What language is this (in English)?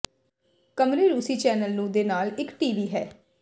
Punjabi